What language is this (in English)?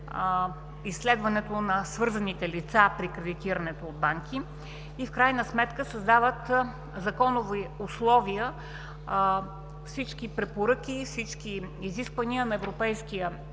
Bulgarian